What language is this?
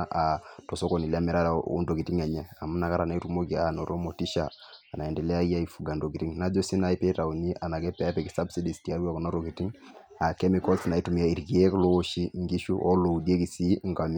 Masai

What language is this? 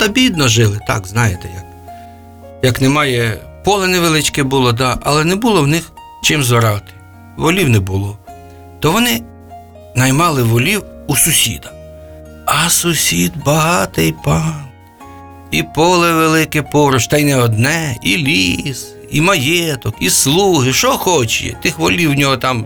Ukrainian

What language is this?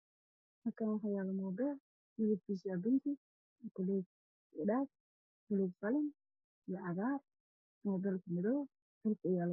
Somali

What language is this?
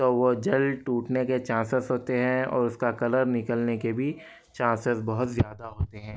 Urdu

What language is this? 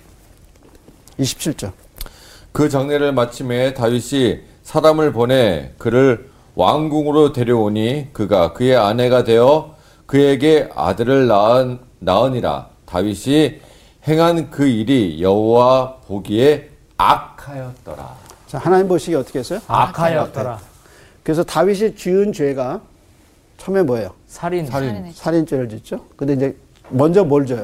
Korean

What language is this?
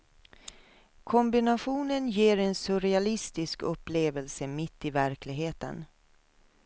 Swedish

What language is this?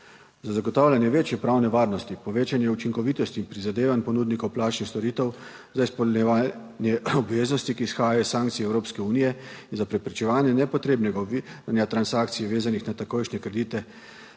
Slovenian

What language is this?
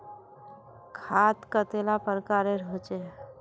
Magahi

